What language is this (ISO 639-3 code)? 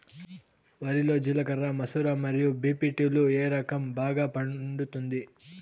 tel